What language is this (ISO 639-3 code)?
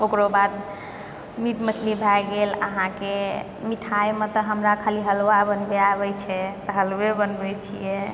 mai